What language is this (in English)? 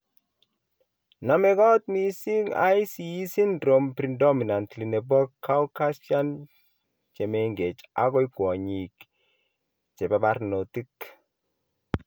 Kalenjin